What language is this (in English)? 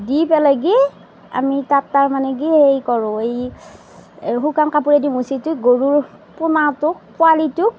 Assamese